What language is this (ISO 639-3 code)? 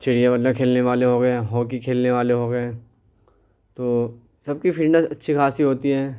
urd